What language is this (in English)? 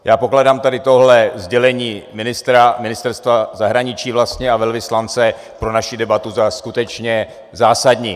Czech